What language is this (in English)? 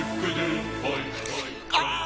Japanese